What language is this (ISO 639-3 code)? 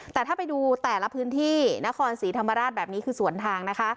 tha